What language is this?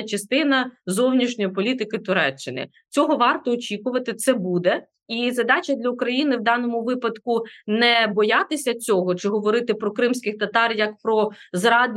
Ukrainian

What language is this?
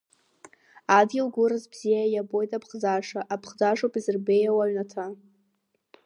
Abkhazian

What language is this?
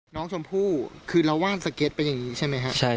Thai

